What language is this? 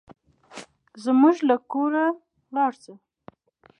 Pashto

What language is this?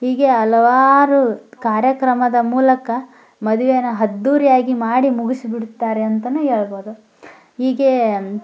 Kannada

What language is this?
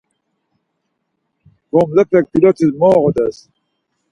Laz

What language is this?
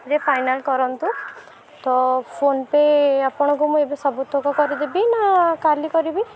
Odia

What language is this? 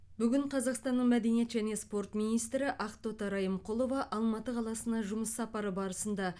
Kazakh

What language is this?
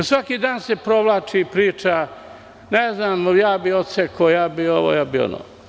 Serbian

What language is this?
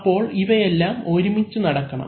Malayalam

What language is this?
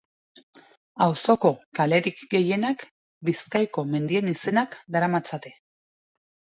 Basque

